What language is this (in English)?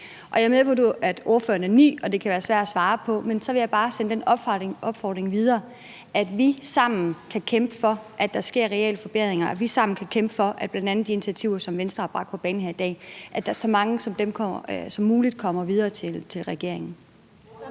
Danish